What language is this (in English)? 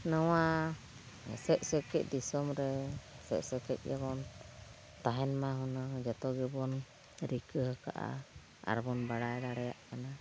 Santali